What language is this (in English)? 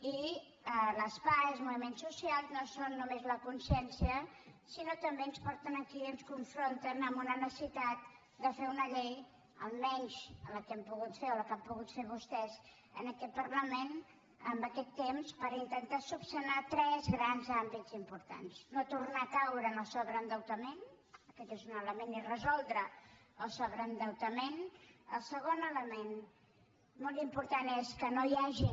Catalan